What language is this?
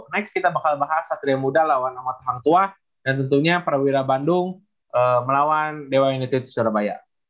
Indonesian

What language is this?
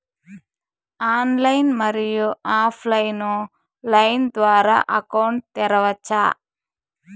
Telugu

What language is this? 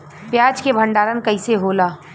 Bhojpuri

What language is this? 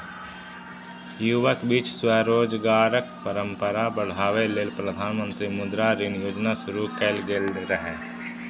Maithili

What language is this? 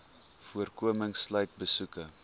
Afrikaans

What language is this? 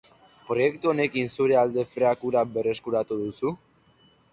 Basque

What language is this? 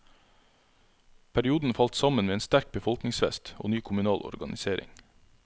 Norwegian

